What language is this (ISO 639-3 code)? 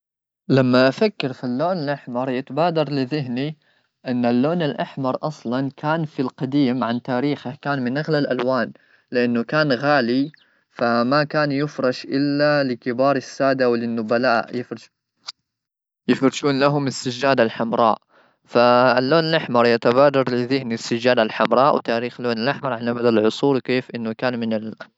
afb